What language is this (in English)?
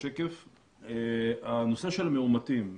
Hebrew